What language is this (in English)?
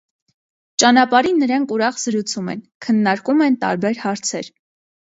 Armenian